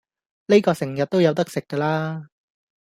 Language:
Cantonese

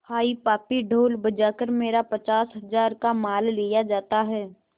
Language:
Hindi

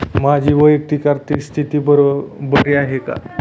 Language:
Marathi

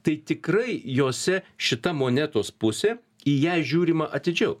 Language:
Lithuanian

